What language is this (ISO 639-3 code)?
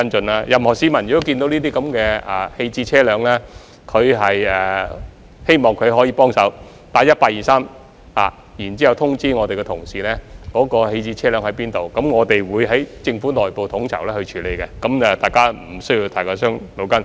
yue